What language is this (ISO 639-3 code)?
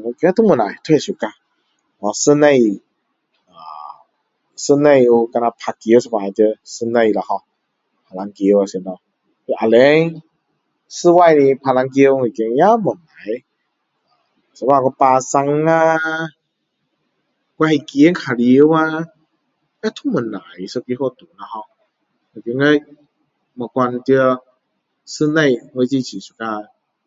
cdo